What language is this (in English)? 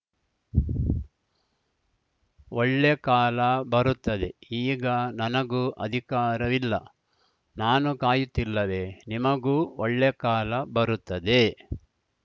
Kannada